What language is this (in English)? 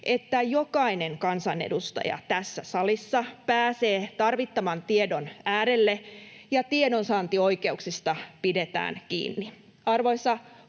Finnish